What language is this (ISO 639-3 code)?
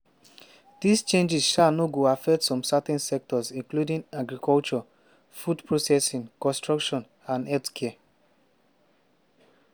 pcm